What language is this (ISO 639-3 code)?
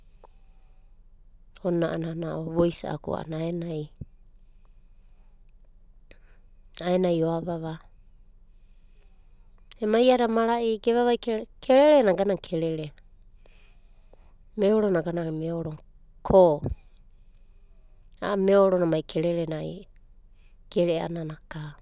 kbt